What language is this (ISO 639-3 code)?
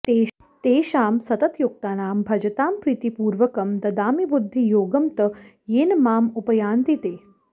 san